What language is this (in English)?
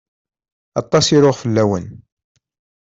Kabyle